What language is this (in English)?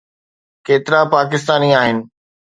Sindhi